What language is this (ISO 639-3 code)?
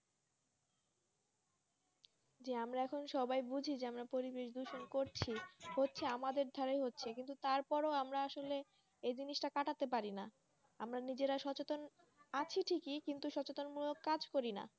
ben